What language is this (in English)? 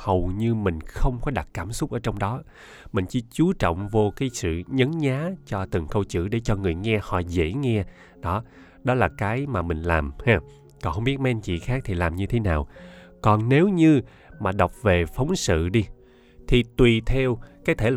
Vietnamese